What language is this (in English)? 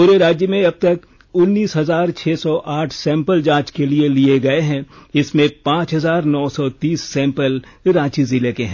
Hindi